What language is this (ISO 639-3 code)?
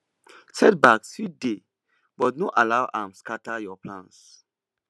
pcm